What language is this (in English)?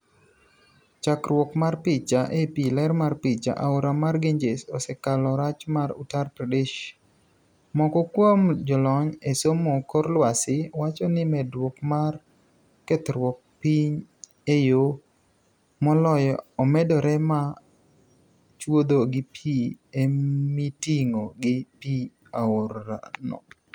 Luo (Kenya and Tanzania)